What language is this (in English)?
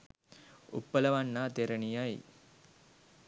Sinhala